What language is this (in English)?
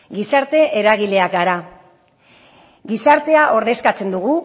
Basque